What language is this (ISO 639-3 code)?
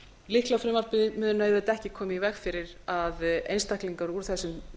isl